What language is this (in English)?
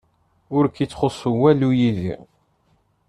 Kabyle